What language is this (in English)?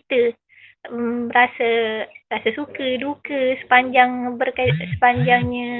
Malay